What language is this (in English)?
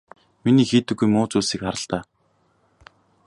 Mongolian